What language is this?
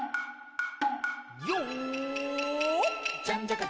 Japanese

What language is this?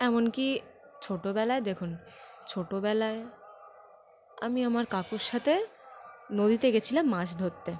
Bangla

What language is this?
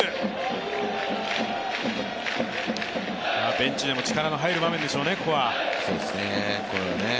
Japanese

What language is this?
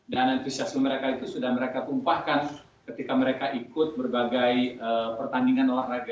Indonesian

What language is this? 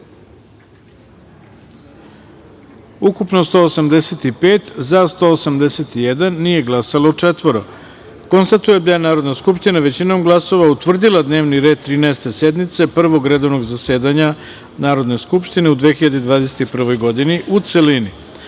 Serbian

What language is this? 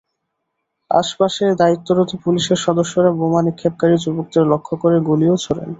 Bangla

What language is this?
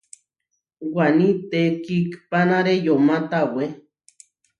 Huarijio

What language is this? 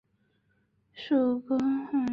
Chinese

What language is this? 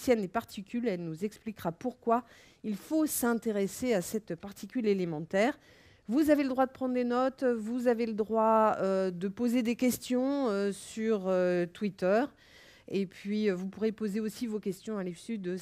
French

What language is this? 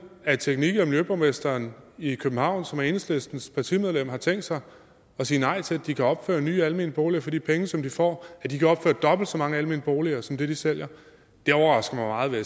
Danish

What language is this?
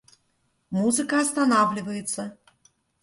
Russian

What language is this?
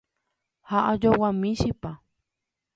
Guarani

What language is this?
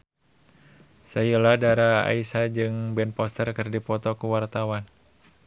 Sundanese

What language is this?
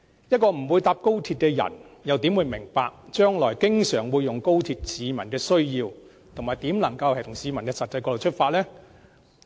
Cantonese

